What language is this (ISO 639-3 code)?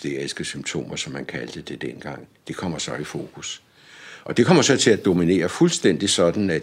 dan